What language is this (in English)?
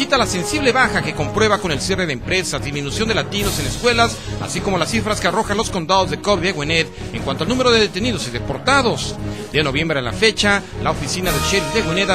Spanish